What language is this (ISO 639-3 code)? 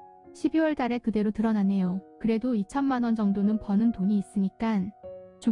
kor